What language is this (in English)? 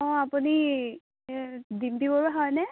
Assamese